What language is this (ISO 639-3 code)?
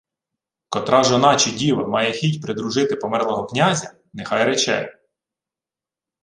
ukr